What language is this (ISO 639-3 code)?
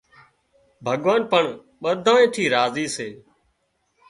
kxp